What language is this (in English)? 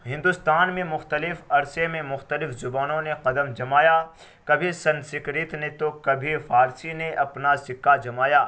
Urdu